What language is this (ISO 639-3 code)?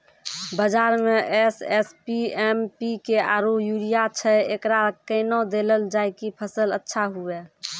mai